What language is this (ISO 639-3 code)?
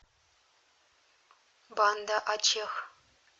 rus